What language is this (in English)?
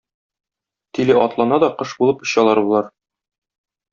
Tatar